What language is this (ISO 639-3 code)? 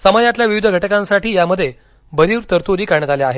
mar